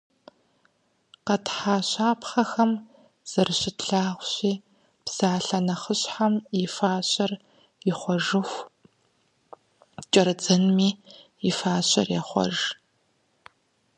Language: Kabardian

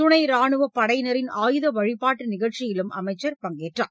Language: Tamil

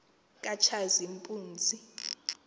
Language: Xhosa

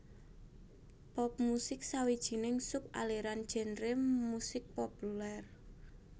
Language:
Javanese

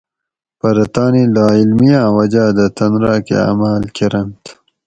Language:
Gawri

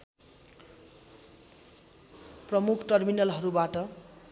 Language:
Nepali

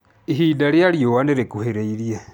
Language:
Kikuyu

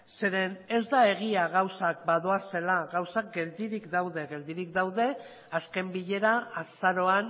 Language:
Basque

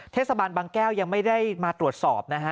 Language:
Thai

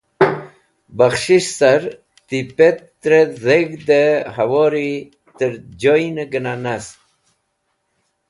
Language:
Wakhi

